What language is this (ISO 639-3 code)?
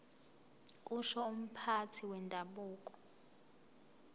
zul